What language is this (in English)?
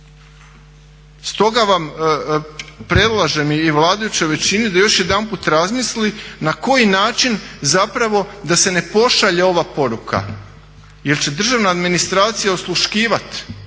Croatian